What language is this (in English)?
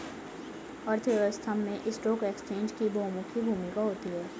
Hindi